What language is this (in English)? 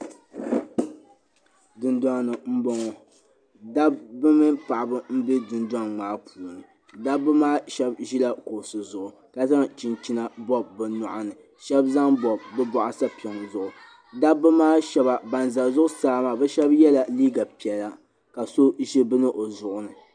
Dagbani